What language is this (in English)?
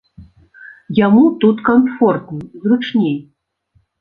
Belarusian